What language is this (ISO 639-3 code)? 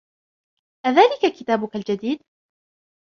ara